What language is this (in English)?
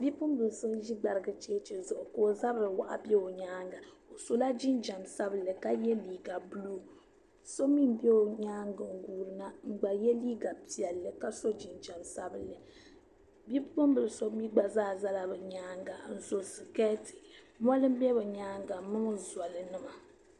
Dagbani